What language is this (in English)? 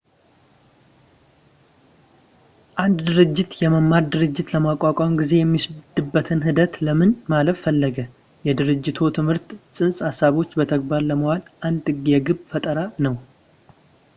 Amharic